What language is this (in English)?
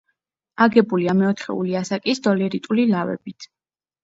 Georgian